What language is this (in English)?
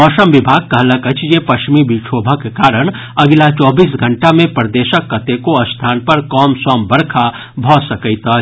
Maithili